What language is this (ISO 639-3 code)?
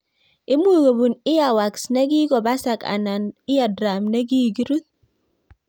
kln